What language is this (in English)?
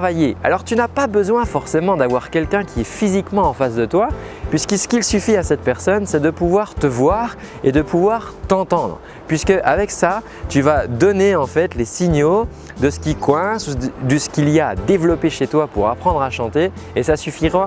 French